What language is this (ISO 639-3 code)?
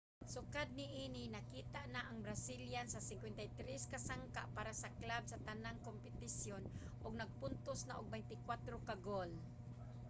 ceb